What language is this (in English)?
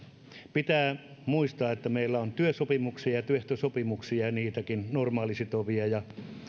Finnish